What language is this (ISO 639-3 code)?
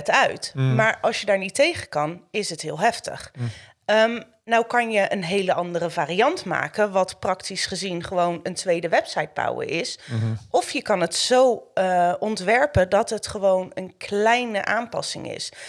nld